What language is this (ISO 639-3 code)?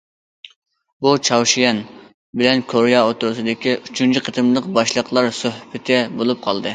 uig